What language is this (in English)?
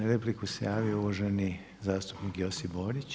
Croatian